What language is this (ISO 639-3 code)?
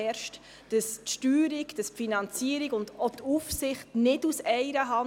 gsw